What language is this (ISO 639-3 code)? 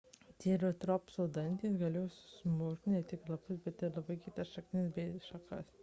lit